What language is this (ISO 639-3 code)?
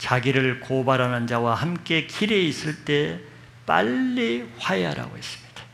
kor